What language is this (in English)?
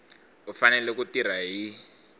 Tsonga